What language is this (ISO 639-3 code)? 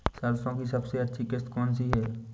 hin